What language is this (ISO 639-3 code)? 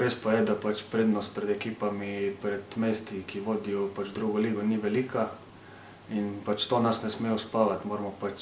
ron